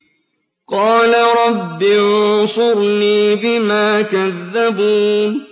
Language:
Arabic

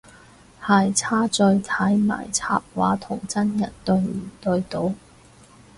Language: Cantonese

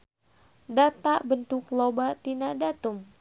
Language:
Sundanese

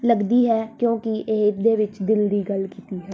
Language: Punjabi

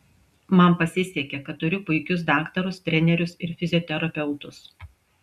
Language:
Lithuanian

